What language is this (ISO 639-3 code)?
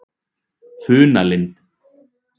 isl